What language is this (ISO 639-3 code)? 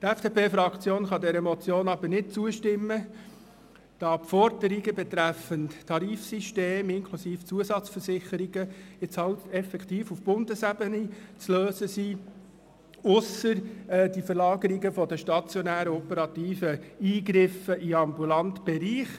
gsw